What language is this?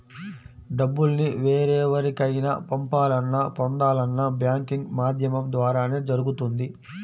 Telugu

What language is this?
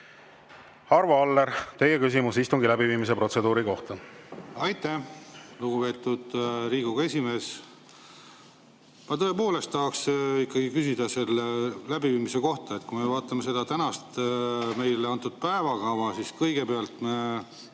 Estonian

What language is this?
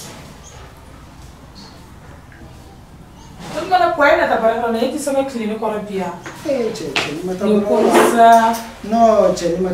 Korean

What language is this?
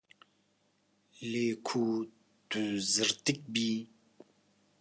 Kurdish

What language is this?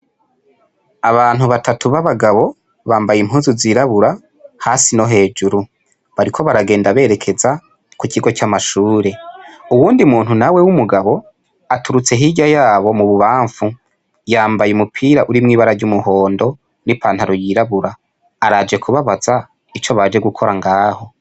Rundi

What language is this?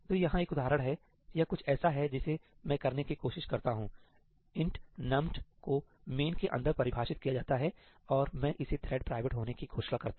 Hindi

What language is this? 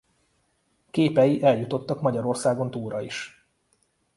Hungarian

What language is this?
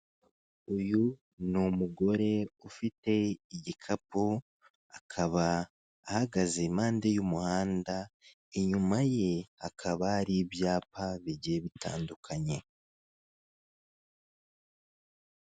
Kinyarwanda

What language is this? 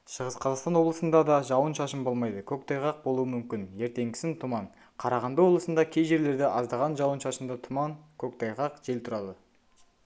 Kazakh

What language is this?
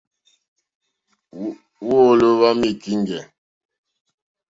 Mokpwe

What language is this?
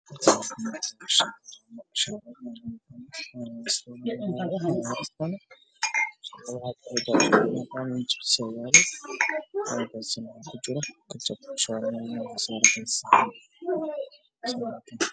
Somali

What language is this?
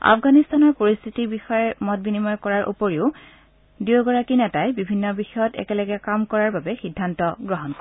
Assamese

